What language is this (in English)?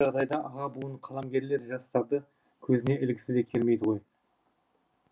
Kazakh